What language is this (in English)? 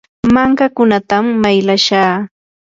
Yanahuanca Pasco Quechua